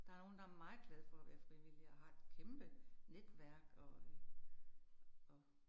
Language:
Danish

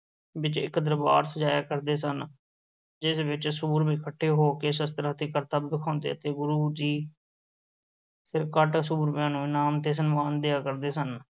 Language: Punjabi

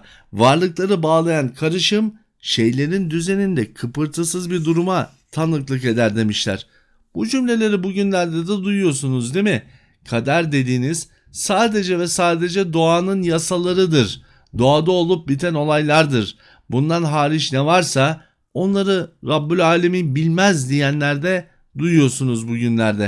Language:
Turkish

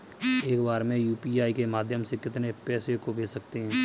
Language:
Hindi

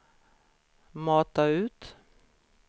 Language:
Swedish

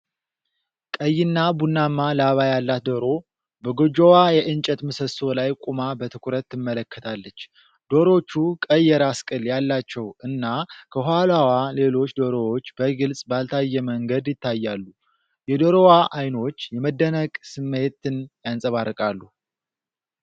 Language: Amharic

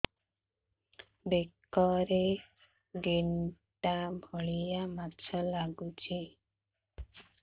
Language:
Odia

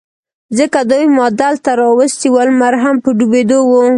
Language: Pashto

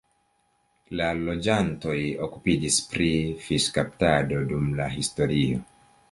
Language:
Esperanto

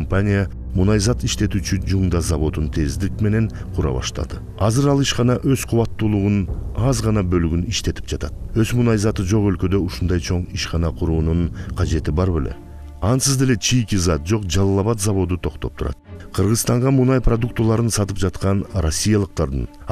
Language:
Turkish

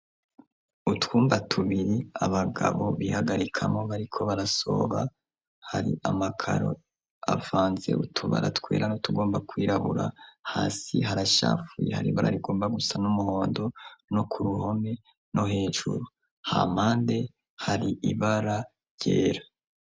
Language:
Rundi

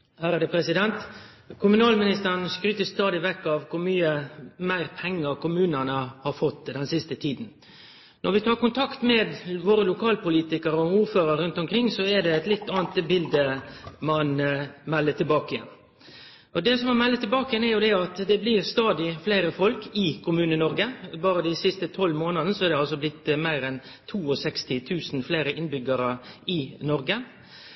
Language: Norwegian Nynorsk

